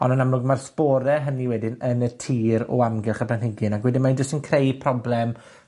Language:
Welsh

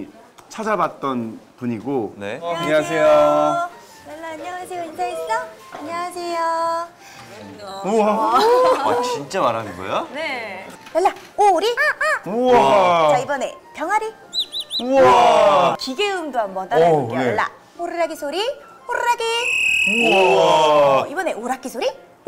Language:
Korean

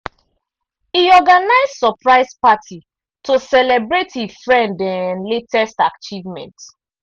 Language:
Nigerian Pidgin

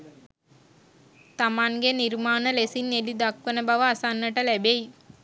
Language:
Sinhala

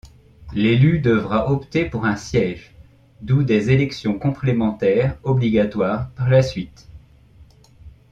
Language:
French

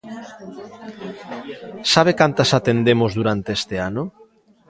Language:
Galician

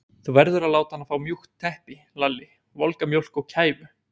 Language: Icelandic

